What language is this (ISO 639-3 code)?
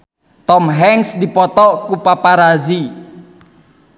sun